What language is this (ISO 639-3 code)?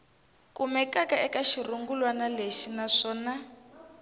tso